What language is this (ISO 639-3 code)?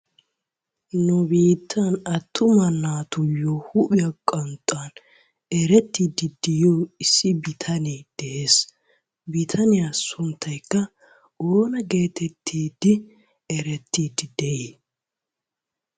wal